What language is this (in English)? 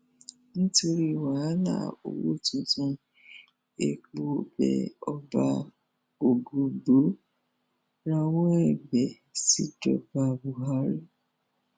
Yoruba